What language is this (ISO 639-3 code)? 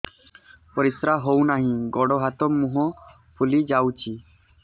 ori